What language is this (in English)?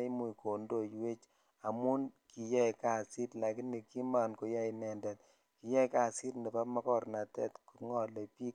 Kalenjin